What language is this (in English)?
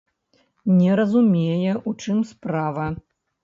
Belarusian